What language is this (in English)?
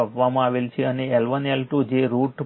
Gujarati